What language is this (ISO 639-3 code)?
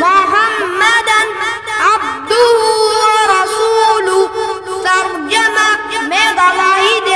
ara